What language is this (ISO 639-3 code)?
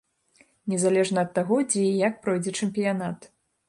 bel